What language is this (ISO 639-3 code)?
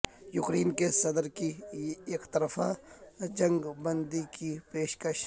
urd